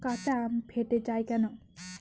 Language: Bangla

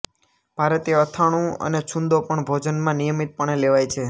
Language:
Gujarati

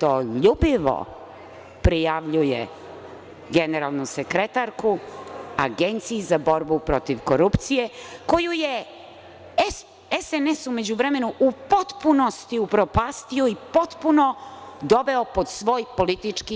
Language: Serbian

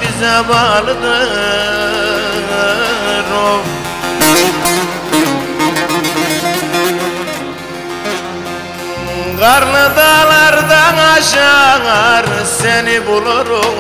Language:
Turkish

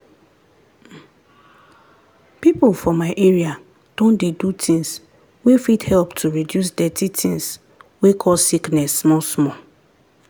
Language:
Nigerian Pidgin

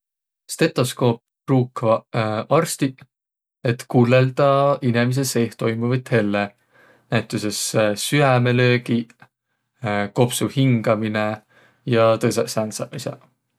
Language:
Võro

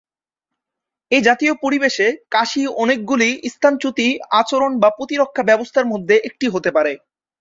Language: Bangla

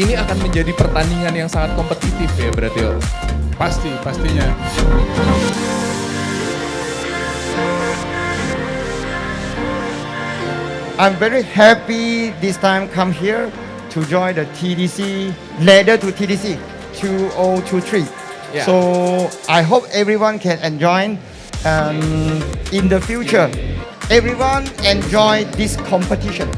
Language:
Indonesian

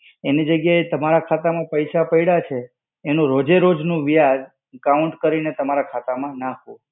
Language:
Gujarati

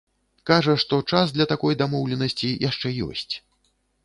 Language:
Belarusian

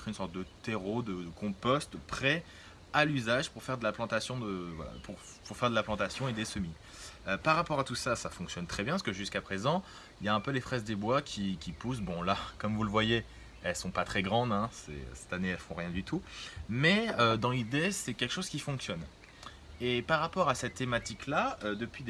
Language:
French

